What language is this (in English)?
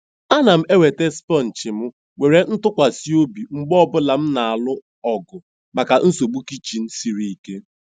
Igbo